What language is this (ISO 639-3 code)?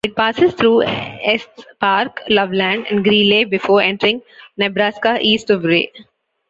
eng